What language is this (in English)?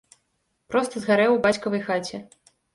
Belarusian